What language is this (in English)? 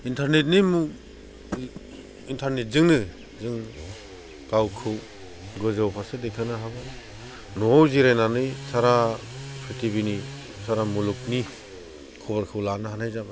Bodo